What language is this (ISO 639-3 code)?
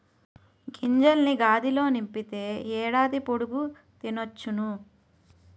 tel